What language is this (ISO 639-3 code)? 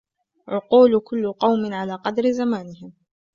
ara